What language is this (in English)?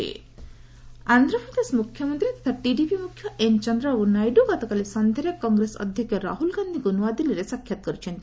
Odia